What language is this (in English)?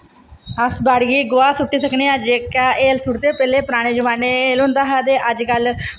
Dogri